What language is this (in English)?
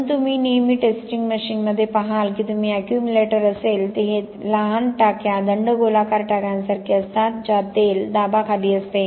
Marathi